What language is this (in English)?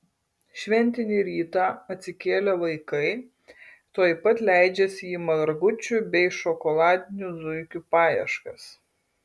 Lithuanian